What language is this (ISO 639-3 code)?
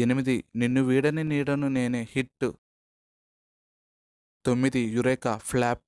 tel